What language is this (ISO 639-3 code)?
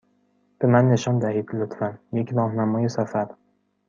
fas